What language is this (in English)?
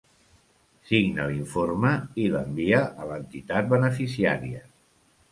Catalan